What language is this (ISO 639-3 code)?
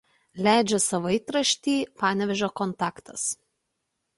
lit